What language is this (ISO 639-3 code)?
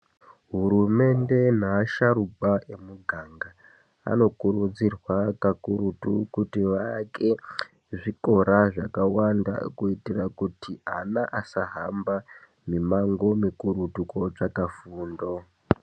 ndc